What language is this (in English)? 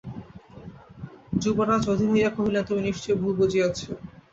Bangla